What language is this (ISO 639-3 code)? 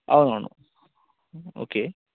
tel